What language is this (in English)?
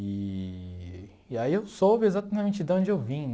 Portuguese